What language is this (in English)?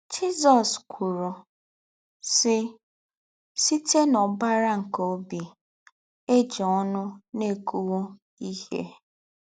Igbo